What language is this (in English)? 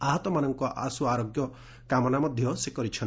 Odia